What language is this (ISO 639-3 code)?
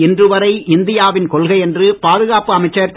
tam